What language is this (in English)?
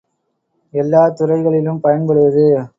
Tamil